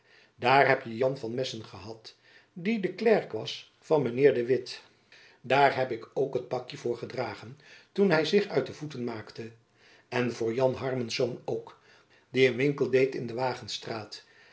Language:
Dutch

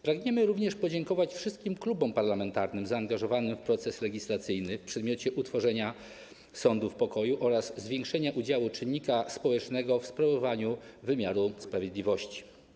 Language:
Polish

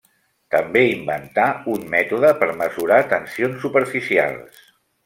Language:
Catalan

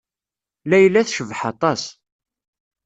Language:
Kabyle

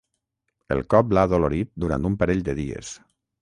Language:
Catalan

